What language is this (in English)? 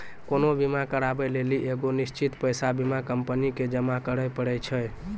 Maithili